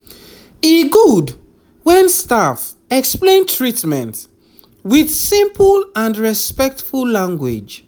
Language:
Nigerian Pidgin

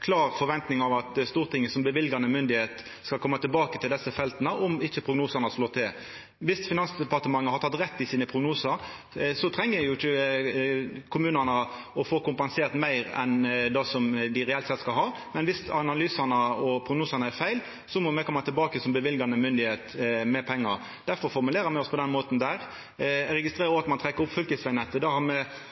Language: Norwegian Nynorsk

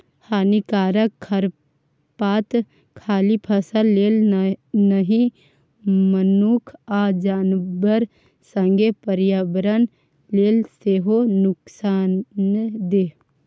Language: Maithili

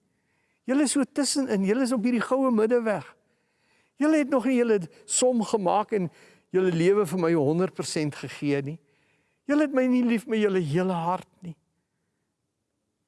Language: Dutch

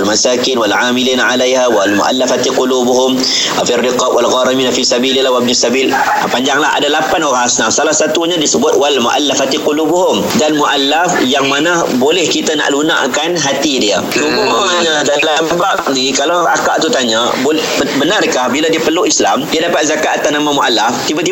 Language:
Malay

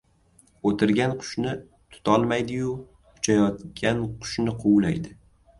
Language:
Uzbek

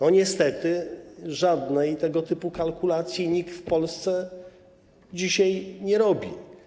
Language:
Polish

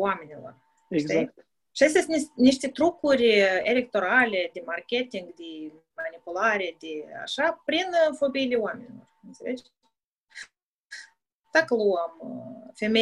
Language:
Romanian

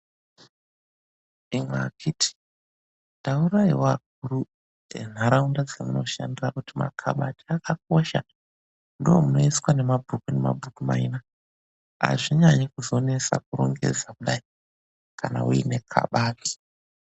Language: Ndau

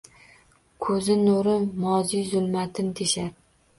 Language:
Uzbek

